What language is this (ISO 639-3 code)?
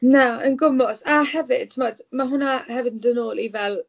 cym